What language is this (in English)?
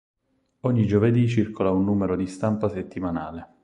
Italian